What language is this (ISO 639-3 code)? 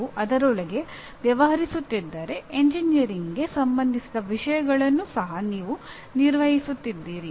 kan